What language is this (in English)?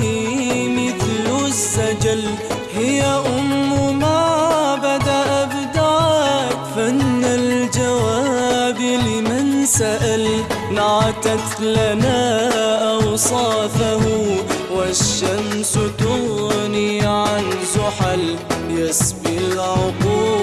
Arabic